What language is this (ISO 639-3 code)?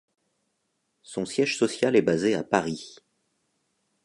fra